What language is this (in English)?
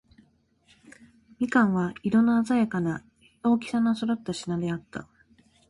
Japanese